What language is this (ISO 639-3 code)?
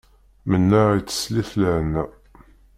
kab